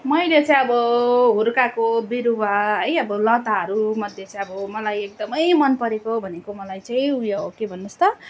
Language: Nepali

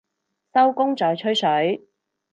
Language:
Cantonese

